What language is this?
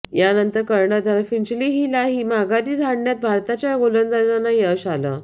Marathi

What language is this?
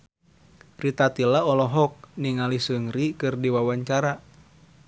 Sundanese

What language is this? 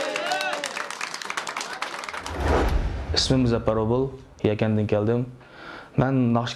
Turkish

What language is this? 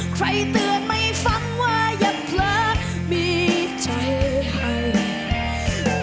Thai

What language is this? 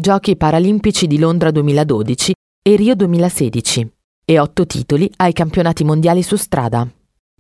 Italian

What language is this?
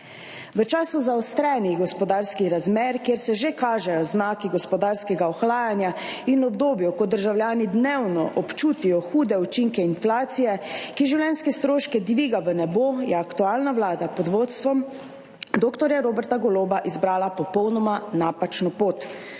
Slovenian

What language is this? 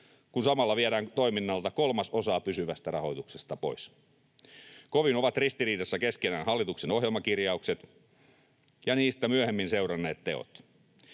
Finnish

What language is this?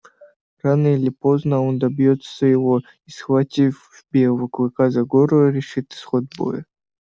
Russian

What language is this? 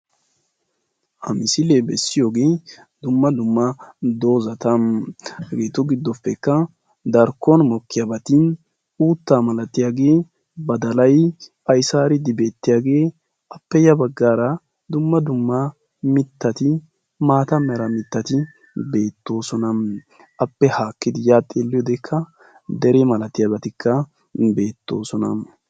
Wolaytta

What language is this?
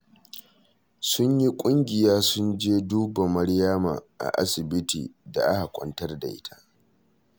Hausa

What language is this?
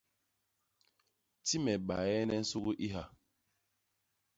Basaa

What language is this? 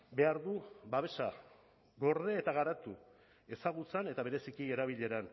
Basque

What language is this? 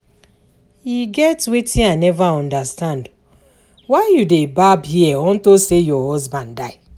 Nigerian Pidgin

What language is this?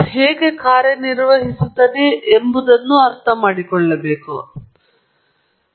Kannada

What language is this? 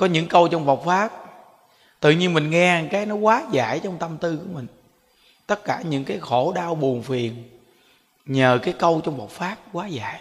Vietnamese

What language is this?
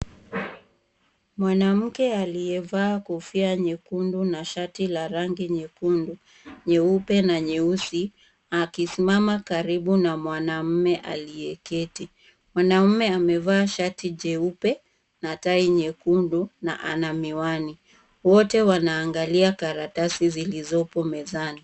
Swahili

